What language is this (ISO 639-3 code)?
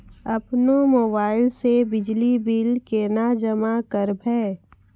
mai